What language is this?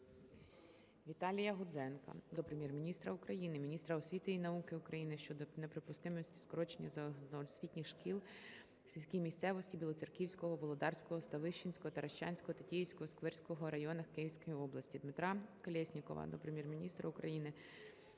Ukrainian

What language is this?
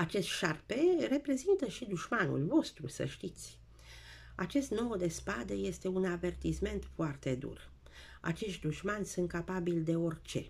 Romanian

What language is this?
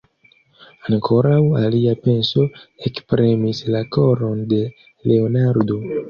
Esperanto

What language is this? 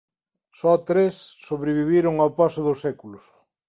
Galician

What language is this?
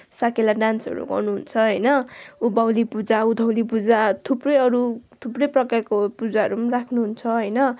Nepali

